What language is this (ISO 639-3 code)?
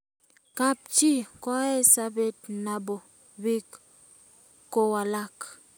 kln